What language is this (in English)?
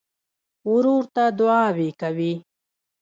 Pashto